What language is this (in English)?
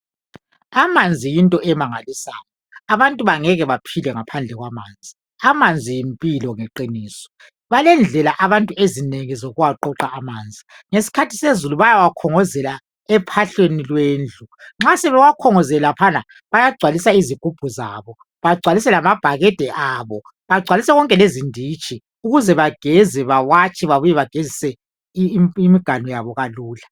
North Ndebele